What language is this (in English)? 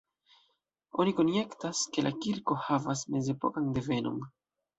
Esperanto